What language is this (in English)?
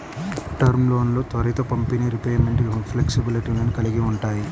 Telugu